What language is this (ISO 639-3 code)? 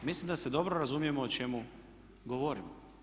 hrv